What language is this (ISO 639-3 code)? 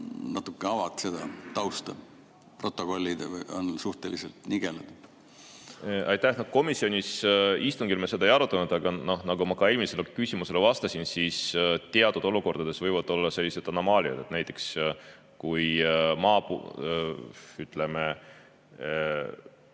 est